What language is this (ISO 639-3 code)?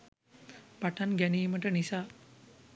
sin